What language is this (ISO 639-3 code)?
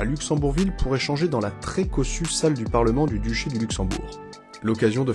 fra